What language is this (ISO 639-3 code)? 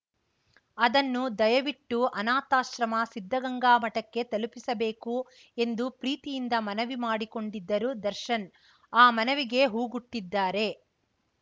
kan